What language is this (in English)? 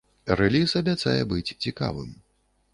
Belarusian